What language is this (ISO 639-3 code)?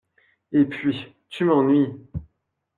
fra